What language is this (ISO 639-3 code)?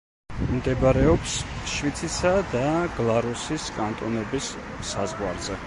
kat